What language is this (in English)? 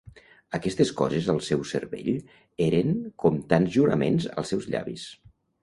Catalan